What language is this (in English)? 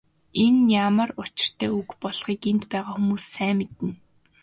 Mongolian